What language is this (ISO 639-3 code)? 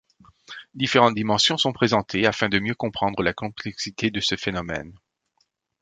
fra